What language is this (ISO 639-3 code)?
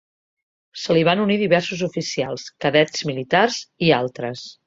cat